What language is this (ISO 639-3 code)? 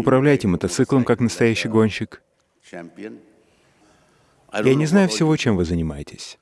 rus